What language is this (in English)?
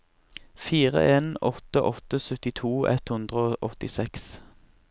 Norwegian